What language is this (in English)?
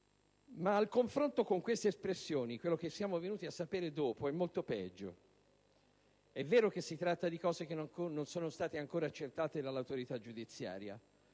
Italian